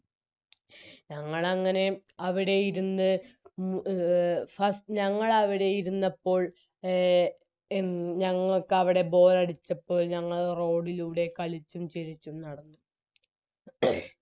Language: Malayalam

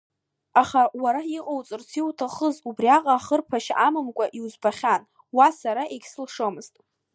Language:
Abkhazian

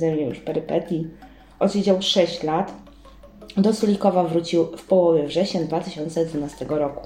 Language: Polish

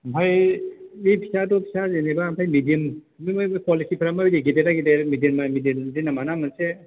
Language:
Bodo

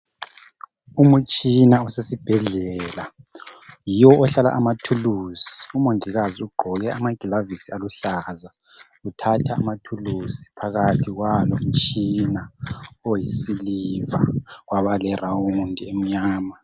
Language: North Ndebele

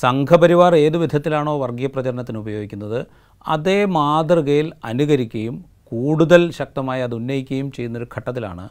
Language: Malayalam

